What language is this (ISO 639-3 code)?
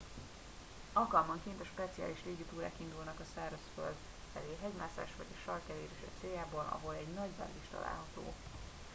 hun